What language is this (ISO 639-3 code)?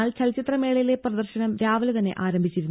mal